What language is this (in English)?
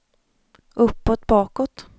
Swedish